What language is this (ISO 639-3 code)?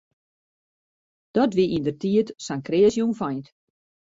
fry